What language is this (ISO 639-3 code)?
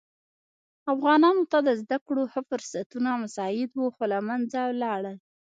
pus